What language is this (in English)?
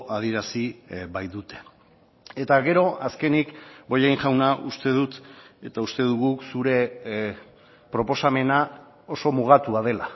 Basque